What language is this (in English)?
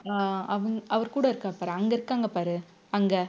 Tamil